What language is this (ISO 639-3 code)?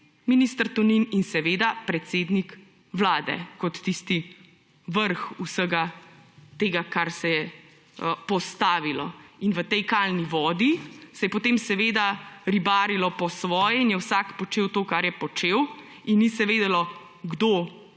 slv